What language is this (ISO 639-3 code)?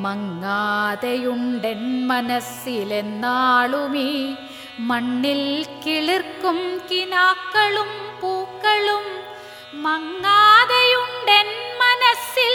mal